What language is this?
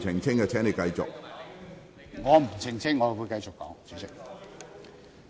Cantonese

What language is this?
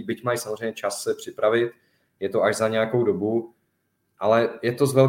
Czech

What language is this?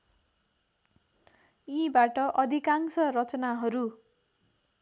Nepali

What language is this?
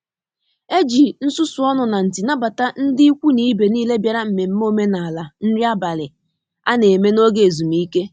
Igbo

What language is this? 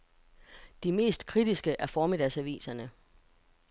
Danish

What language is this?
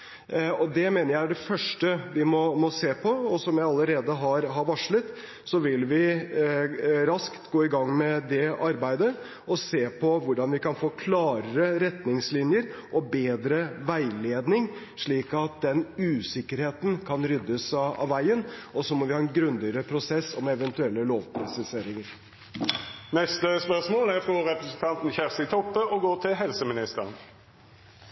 Norwegian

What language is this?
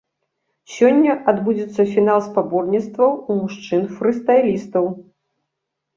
Belarusian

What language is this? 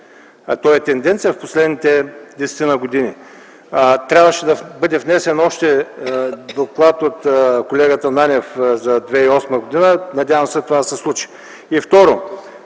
Bulgarian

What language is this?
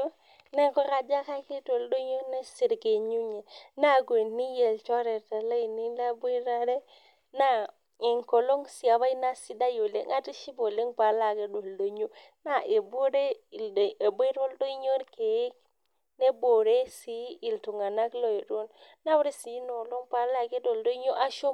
Masai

